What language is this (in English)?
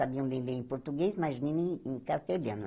Portuguese